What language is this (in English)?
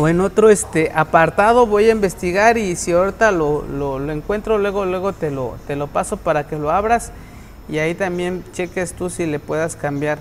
Spanish